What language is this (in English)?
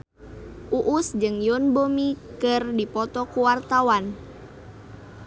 Sundanese